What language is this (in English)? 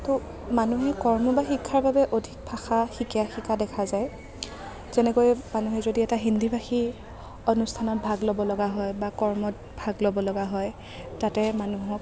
Assamese